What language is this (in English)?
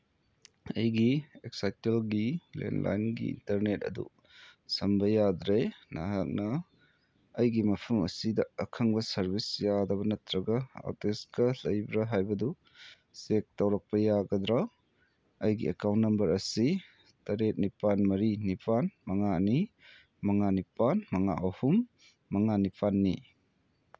Manipuri